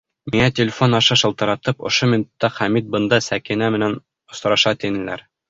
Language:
Bashkir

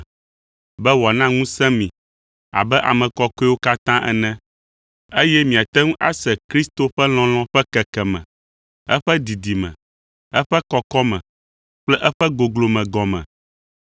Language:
Ewe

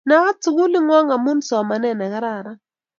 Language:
Kalenjin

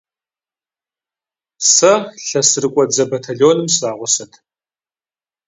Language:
Kabardian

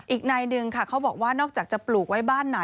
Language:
Thai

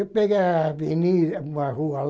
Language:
Portuguese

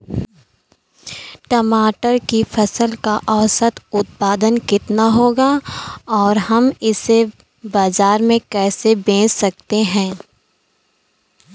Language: Hindi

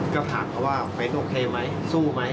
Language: Thai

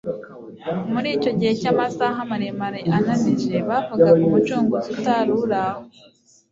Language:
Kinyarwanda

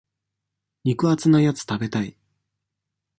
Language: Japanese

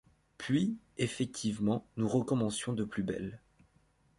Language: French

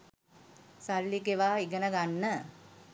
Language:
Sinhala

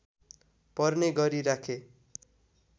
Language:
Nepali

